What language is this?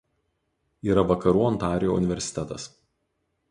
Lithuanian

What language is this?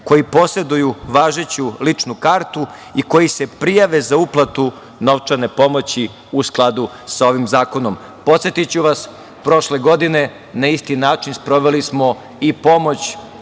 Serbian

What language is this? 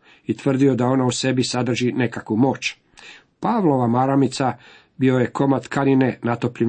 Croatian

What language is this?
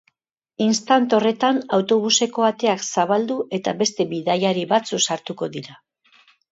Basque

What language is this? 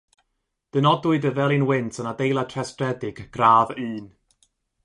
Welsh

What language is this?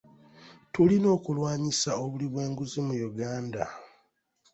Ganda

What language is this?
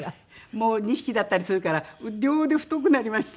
Japanese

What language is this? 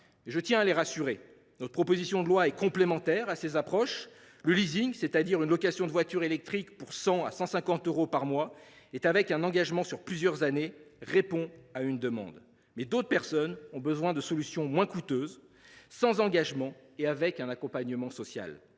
French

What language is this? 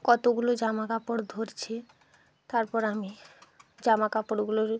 Bangla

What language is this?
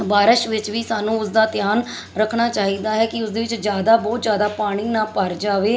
Punjabi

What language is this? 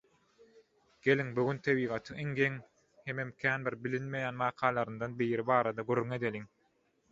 Turkmen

